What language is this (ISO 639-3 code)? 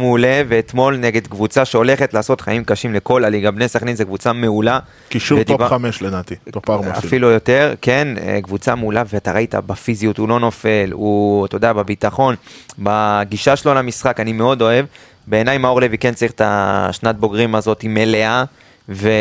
heb